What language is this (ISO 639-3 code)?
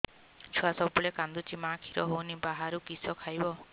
ori